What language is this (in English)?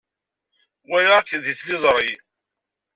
Kabyle